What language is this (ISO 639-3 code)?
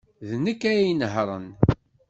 kab